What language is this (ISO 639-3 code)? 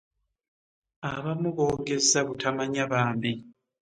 lug